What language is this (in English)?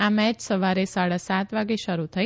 Gujarati